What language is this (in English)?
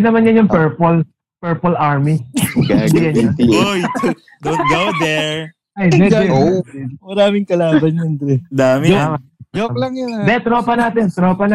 Filipino